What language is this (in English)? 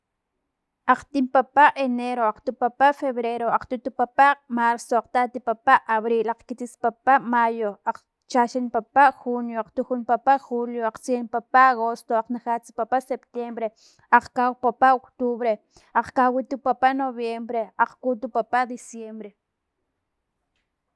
Filomena Mata-Coahuitlán Totonac